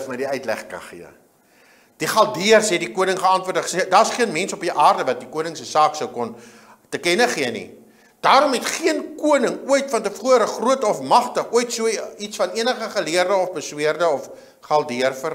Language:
Dutch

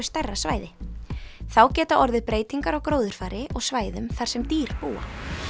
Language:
Icelandic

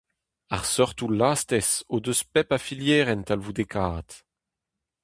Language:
Breton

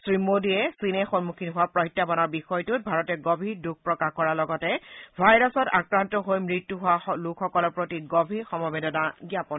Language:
Assamese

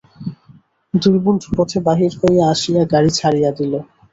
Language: Bangla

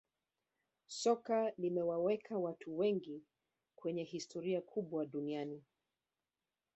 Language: Swahili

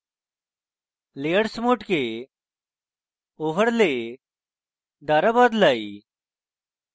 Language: Bangla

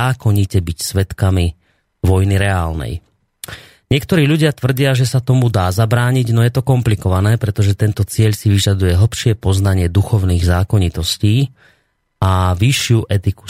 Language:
Slovak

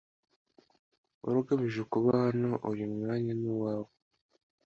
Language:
Kinyarwanda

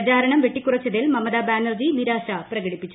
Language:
Malayalam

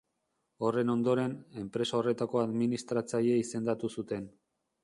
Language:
Basque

